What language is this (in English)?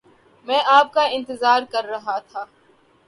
Urdu